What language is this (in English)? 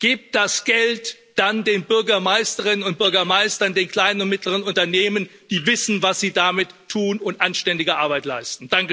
German